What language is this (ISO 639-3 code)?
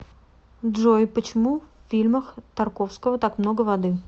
rus